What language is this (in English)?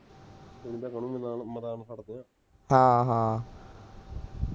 Punjabi